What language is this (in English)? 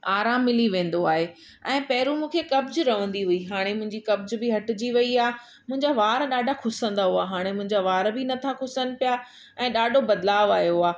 Sindhi